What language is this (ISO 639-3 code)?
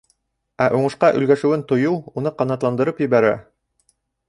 bak